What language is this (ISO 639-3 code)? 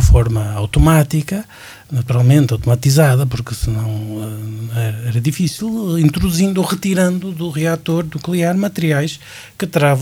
por